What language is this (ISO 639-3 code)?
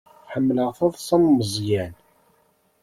kab